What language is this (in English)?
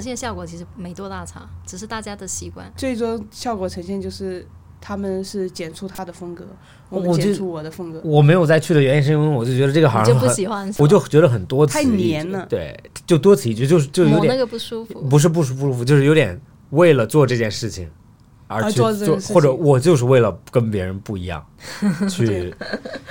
Chinese